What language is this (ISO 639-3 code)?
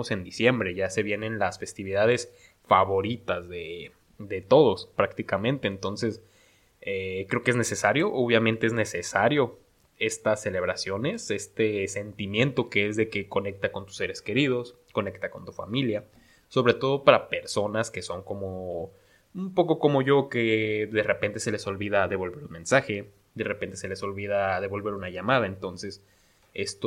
spa